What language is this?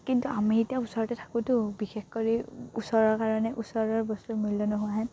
Assamese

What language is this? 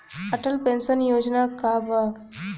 Bhojpuri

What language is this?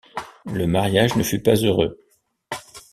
French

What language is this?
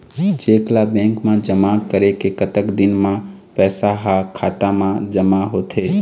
Chhattisgarhi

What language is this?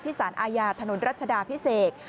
Thai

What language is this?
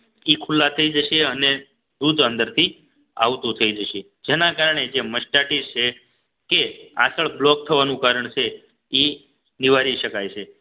Gujarati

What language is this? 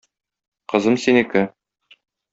Tatar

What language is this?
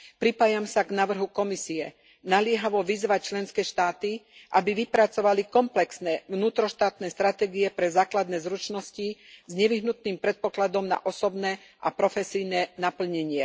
Slovak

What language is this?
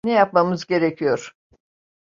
Turkish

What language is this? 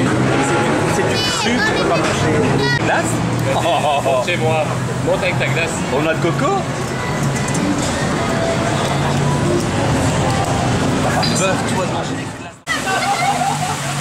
French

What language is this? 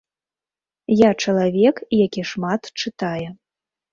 Belarusian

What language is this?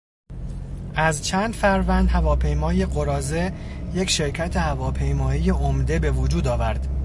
Persian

